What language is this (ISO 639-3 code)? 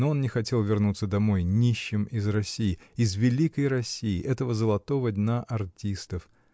rus